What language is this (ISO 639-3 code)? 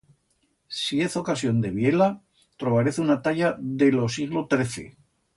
arg